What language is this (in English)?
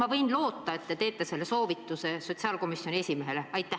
Estonian